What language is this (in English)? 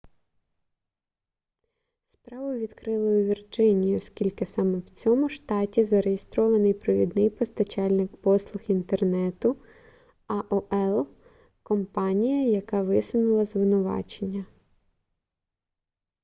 Ukrainian